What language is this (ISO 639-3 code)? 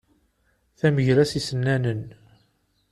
kab